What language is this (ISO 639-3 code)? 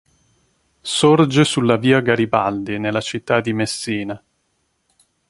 ita